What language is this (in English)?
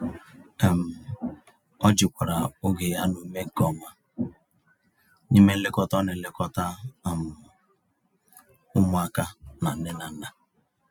Igbo